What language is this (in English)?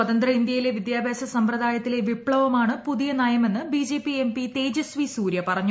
Malayalam